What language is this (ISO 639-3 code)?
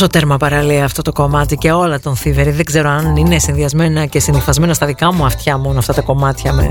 ell